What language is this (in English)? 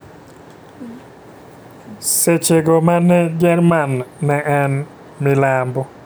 Luo (Kenya and Tanzania)